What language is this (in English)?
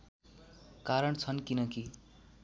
Nepali